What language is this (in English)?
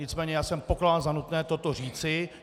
Czech